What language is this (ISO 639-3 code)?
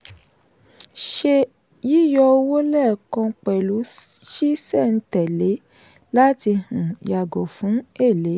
yor